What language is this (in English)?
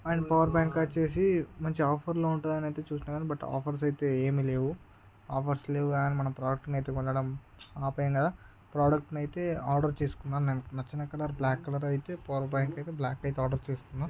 Telugu